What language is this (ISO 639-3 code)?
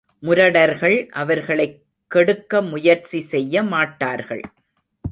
tam